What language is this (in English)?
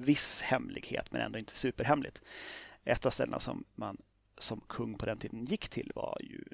Swedish